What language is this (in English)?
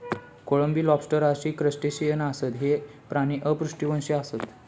Marathi